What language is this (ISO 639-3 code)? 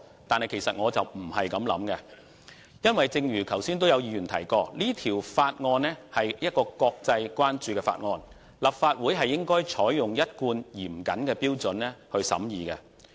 yue